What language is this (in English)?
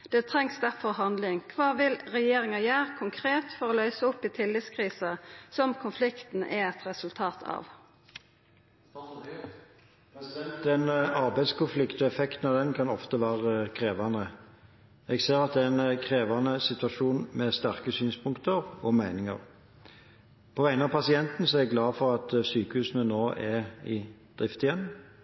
Norwegian